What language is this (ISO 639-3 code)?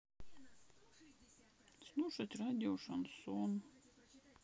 rus